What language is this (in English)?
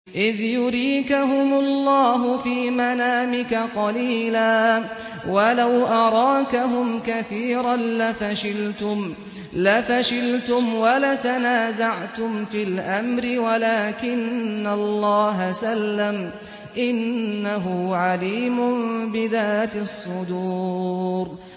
Arabic